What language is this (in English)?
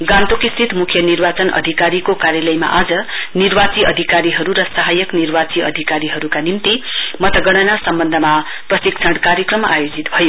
Nepali